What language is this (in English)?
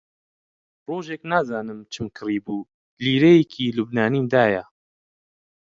Central Kurdish